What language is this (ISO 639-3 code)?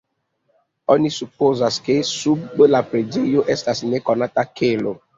epo